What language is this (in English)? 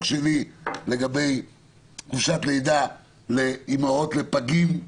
Hebrew